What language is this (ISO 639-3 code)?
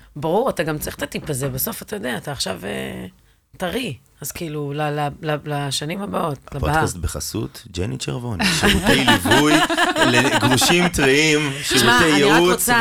heb